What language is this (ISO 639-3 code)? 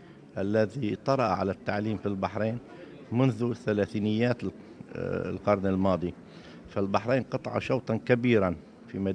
ara